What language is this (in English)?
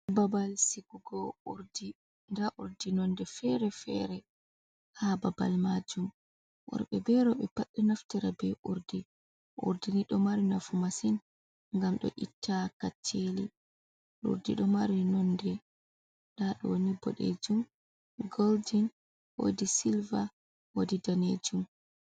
Fula